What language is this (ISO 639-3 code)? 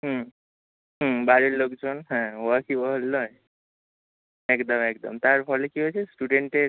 ben